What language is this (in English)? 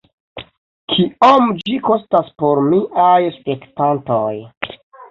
Esperanto